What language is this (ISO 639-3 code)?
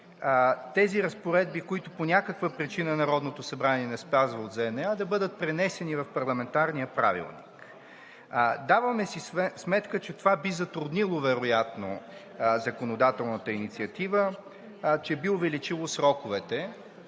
bul